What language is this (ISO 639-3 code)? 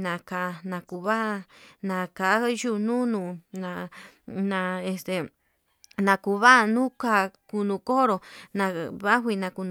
mab